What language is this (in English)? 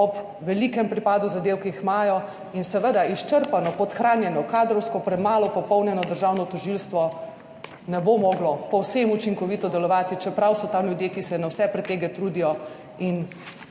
Slovenian